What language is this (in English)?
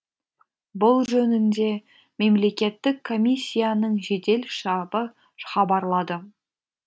Kazakh